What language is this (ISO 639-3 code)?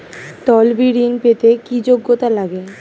ben